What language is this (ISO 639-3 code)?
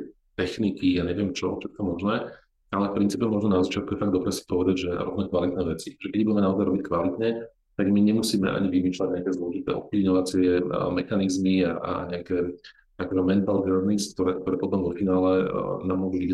slk